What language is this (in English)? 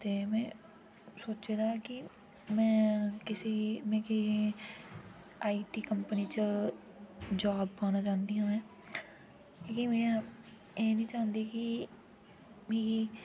Dogri